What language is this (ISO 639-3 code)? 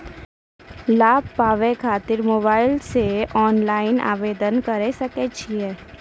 mai